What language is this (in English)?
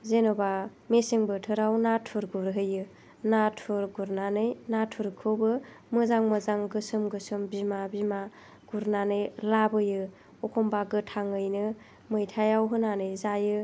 Bodo